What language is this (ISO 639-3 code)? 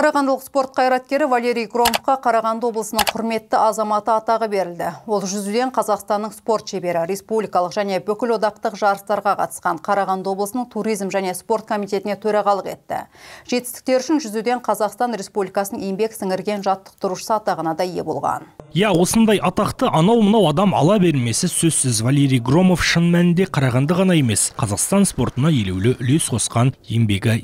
tur